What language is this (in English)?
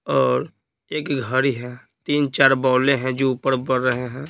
Hindi